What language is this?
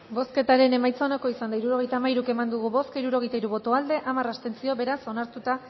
Basque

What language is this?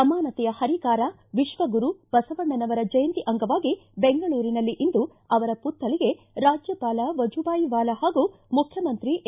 Kannada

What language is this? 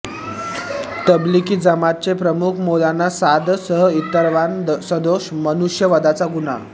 Marathi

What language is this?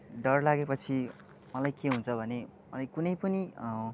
Nepali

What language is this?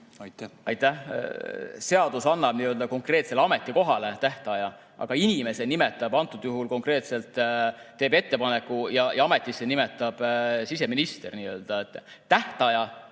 Estonian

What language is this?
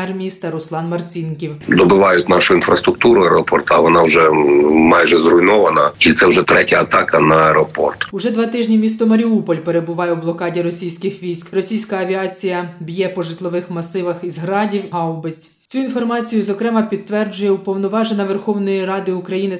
Ukrainian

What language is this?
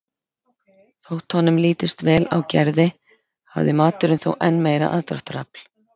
Icelandic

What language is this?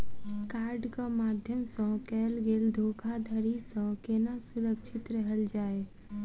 Maithili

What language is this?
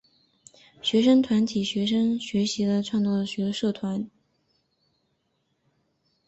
Chinese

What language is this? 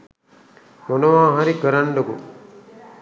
Sinhala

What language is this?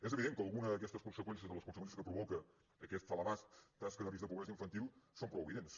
Catalan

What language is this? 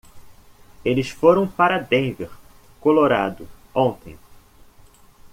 Portuguese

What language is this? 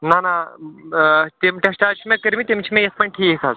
Kashmiri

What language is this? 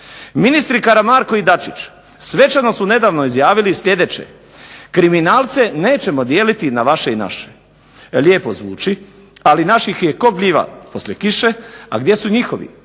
Croatian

